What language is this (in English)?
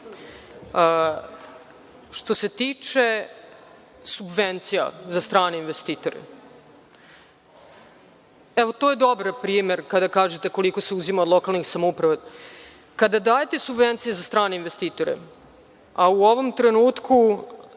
Serbian